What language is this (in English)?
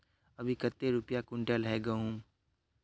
Magahi